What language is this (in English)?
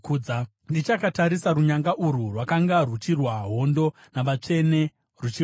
Shona